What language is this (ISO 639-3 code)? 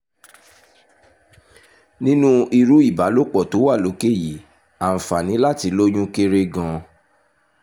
yor